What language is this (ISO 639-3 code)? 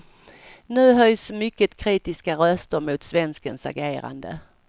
swe